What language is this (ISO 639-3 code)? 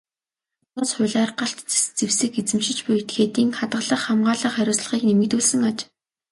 mon